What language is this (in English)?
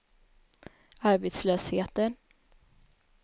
Swedish